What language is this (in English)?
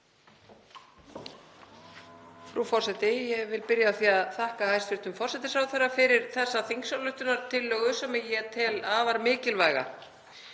Icelandic